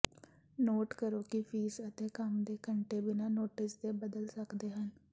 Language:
Punjabi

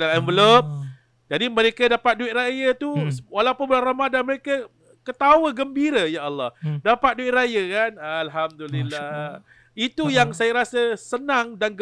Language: Malay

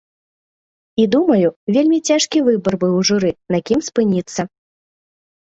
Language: Belarusian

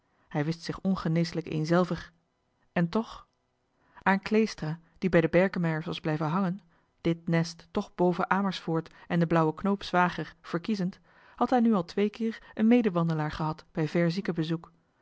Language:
Dutch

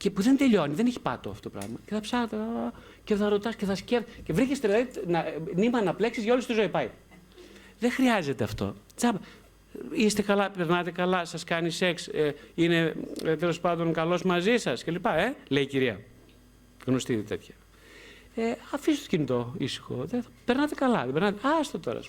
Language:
Greek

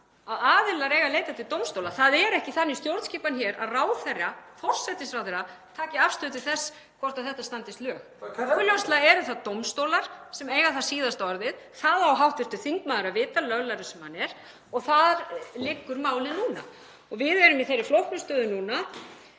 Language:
Icelandic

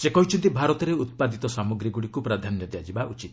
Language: Odia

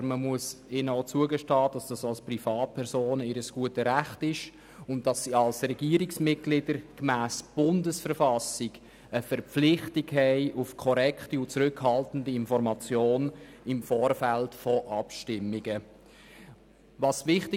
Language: Swiss German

